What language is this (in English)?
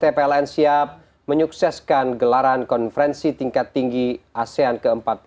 Indonesian